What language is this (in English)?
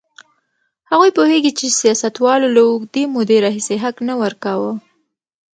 Pashto